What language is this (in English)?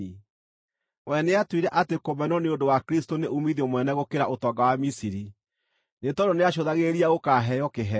Kikuyu